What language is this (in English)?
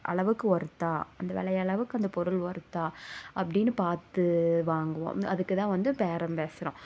Tamil